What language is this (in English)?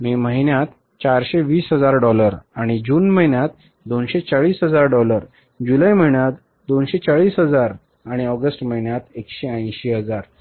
Marathi